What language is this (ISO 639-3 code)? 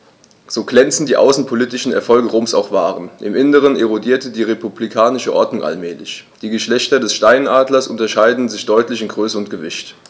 deu